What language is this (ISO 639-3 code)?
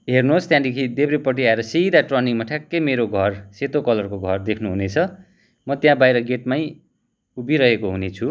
nep